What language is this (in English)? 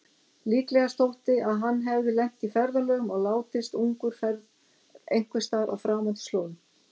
Icelandic